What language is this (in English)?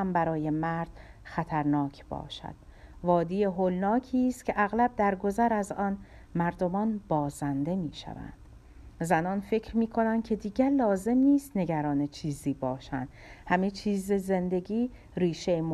Persian